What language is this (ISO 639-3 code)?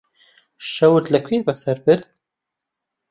ckb